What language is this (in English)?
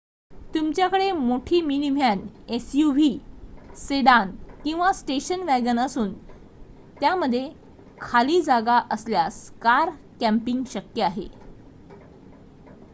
Marathi